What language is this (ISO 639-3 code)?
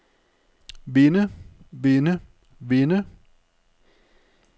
dan